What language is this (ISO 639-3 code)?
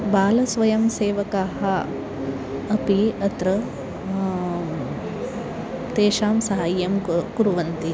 san